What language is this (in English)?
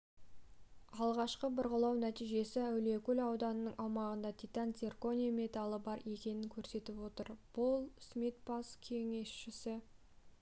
Kazakh